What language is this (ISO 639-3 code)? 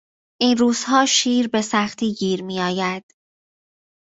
fas